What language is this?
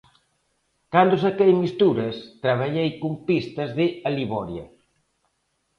Galician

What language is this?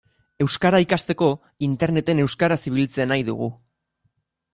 Basque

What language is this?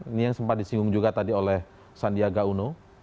Indonesian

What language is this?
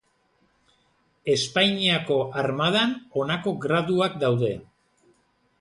Basque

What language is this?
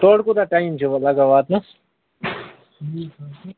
Kashmiri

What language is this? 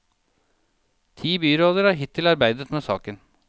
Norwegian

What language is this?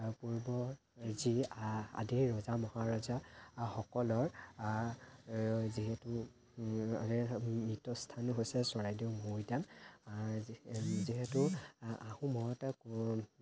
Assamese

